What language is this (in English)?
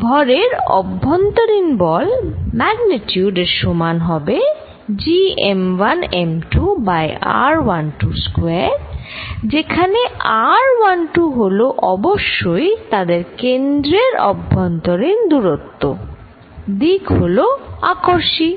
Bangla